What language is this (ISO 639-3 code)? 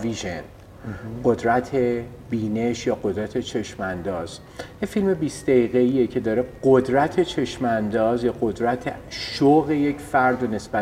fas